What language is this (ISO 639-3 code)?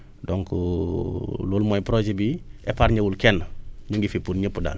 wol